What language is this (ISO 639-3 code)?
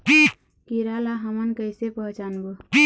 hne